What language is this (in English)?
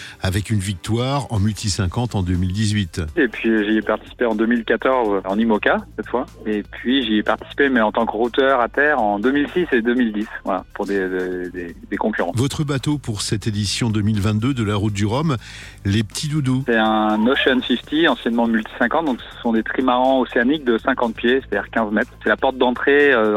French